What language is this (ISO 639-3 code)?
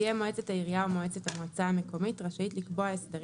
heb